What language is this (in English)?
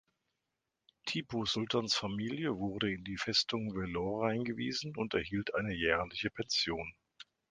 German